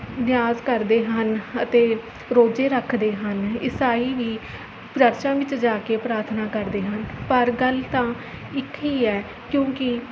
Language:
Punjabi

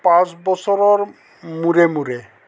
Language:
Assamese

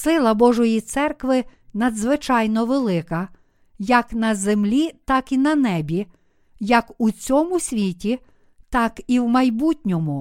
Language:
Ukrainian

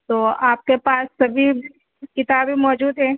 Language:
Urdu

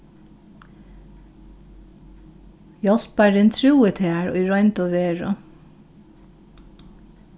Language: Faroese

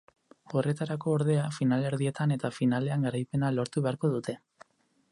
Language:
Basque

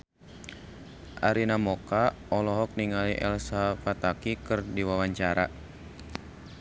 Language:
Sundanese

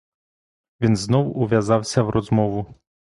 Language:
Ukrainian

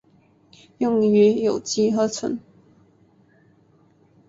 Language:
Chinese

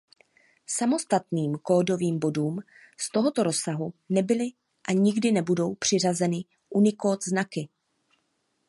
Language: Czech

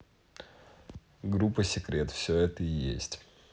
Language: Russian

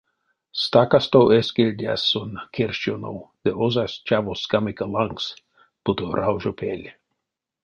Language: Erzya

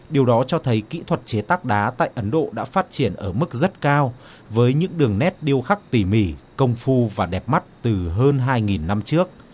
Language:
Vietnamese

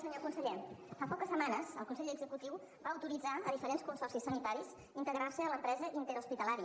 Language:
Catalan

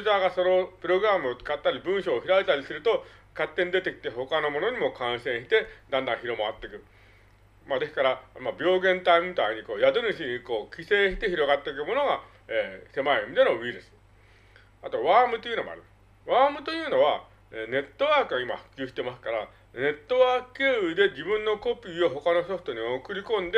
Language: Japanese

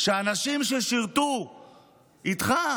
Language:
Hebrew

